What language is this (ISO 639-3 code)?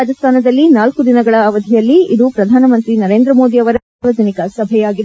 kan